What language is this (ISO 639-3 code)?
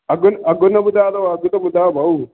snd